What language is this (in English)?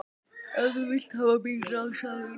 Icelandic